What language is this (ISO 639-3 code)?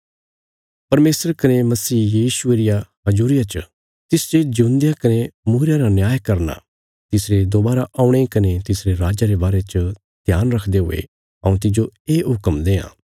kfs